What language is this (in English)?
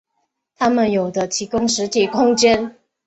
Chinese